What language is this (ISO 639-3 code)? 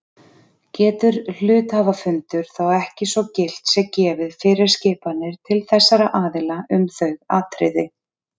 isl